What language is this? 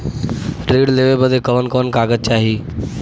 Bhojpuri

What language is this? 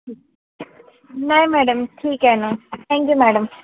Marathi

